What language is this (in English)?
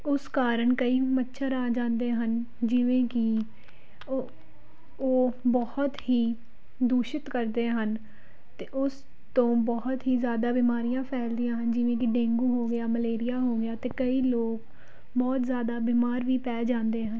Punjabi